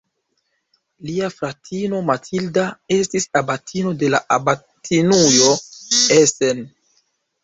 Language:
Esperanto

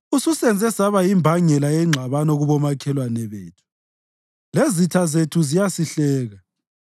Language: North Ndebele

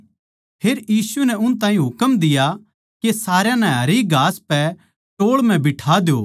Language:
Haryanvi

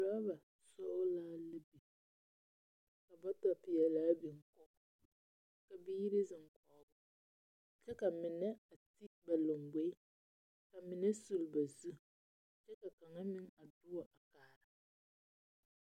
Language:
Southern Dagaare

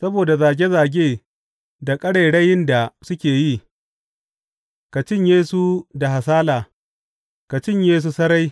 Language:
Hausa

